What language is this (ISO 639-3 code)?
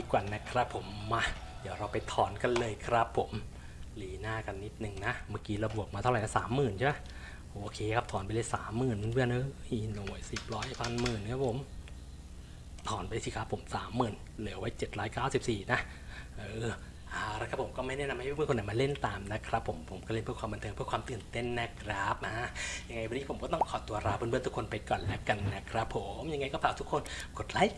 tha